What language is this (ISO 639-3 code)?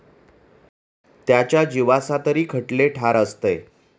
mar